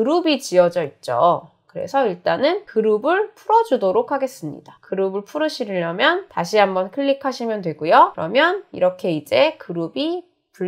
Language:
Korean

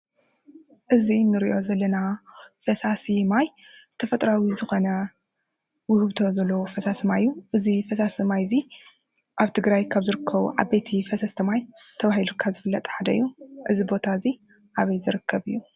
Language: Tigrinya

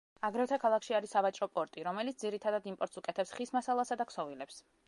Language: Georgian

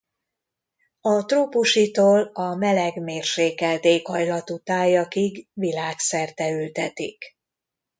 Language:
Hungarian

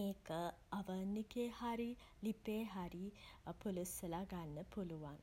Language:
Sinhala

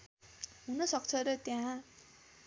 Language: Nepali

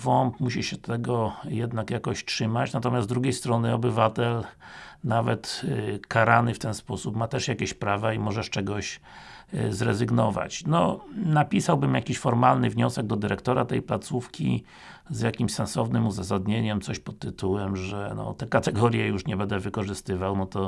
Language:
Polish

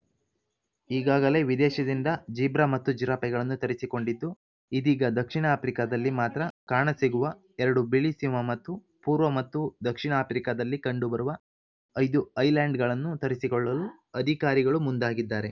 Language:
Kannada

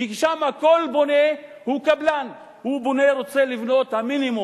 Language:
Hebrew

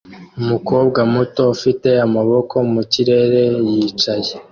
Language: Kinyarwanda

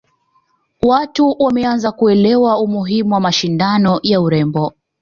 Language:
Swahili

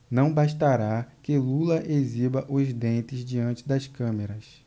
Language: Portuguese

